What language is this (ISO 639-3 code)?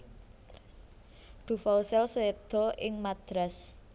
jav